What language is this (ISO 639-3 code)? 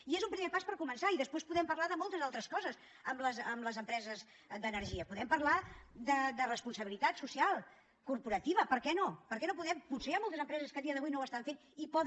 cat